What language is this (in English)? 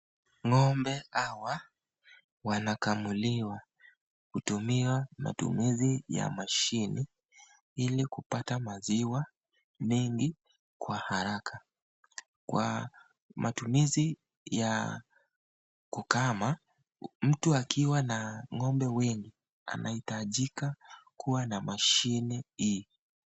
Swahili